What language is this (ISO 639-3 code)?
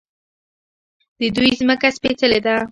pus